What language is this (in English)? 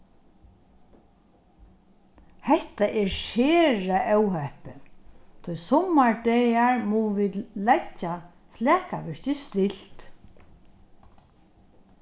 Faroese